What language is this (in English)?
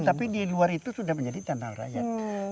Indonesian